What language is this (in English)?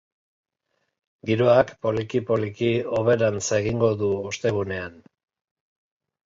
Basque